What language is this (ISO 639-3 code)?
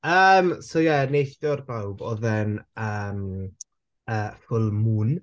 cym